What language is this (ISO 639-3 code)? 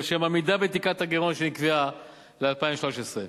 heb